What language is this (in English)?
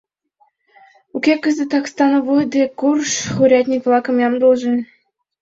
Mari